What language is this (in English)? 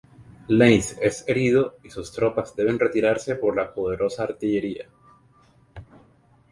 Spanish